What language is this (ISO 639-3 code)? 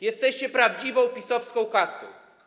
pol